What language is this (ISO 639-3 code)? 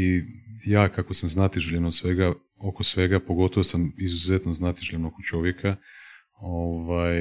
hrv